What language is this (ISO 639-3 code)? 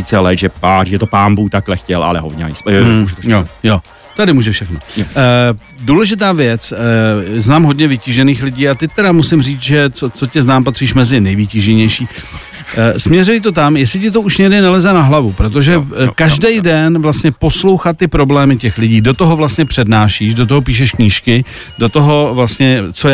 ces